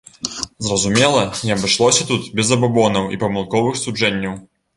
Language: Belarusian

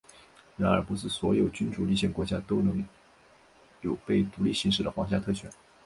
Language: Chinese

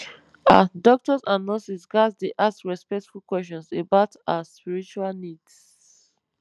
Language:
Nigerian Pidgin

